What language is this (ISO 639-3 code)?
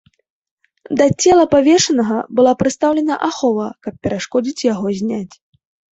bel